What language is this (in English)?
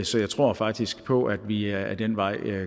Danish